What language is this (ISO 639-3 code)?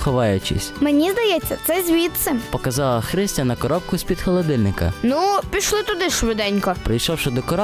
ukr